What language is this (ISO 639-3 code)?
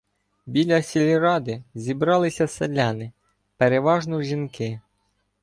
ukr